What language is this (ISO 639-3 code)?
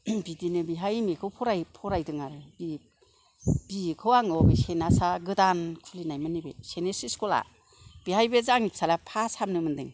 brx